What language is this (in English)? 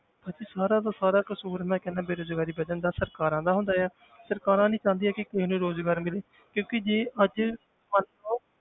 Punjabi